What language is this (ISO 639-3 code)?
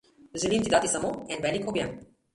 slv